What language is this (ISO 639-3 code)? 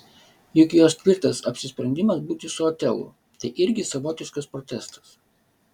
lit